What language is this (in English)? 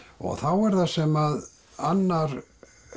Icelandic